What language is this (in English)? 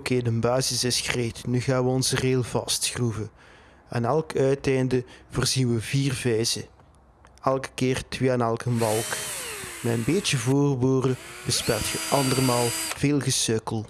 Dutch